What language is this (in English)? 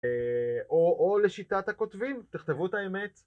Hebrew